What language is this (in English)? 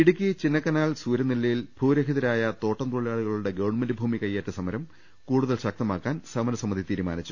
Malayalam